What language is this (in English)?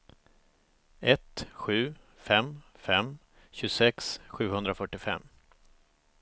Swedish